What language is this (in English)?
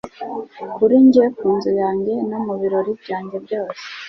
Kinyarwanda